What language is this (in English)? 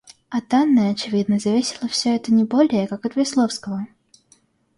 Russian